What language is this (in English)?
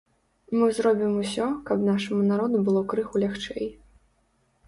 Belarusian